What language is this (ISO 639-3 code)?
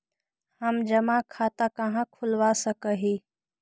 mag